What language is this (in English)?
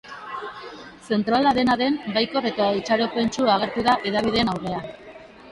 Basque